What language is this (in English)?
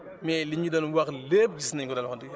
Wolof